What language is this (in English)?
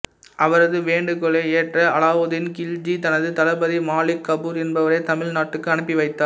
Tamil